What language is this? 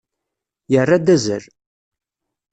Kabyle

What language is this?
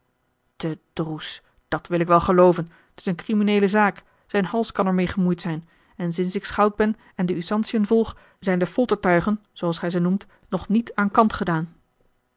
Dutch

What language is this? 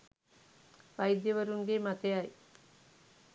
Sinhala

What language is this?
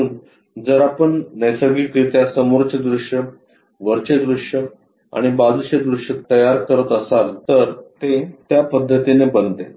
Marathi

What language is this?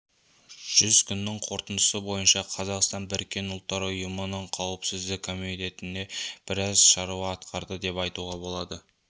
Kazakh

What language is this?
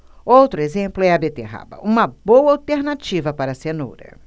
Portuguese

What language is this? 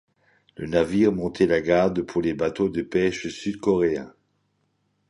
French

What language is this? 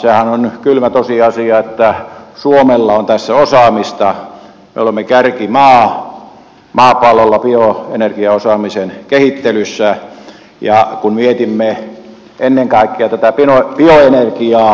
Finnish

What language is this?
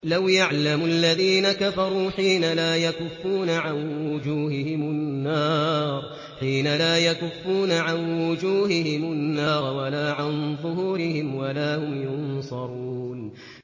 Arabic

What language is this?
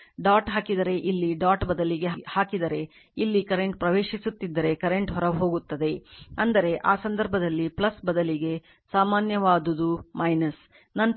Kannada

